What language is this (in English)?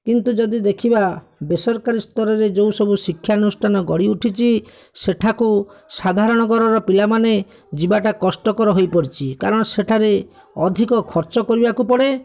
Odia